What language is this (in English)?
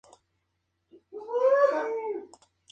Spanish